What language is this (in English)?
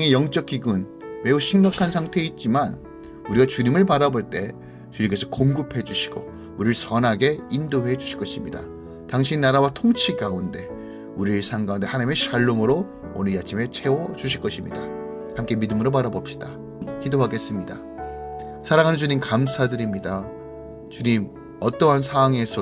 Korean